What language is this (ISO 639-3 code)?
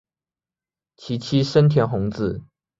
zho